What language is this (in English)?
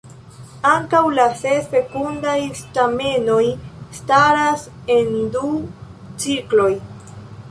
Esperanto